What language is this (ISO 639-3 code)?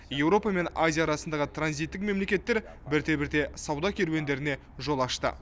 kaz